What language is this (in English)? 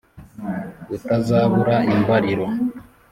Kinyarwanda